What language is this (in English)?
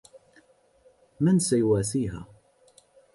Arabic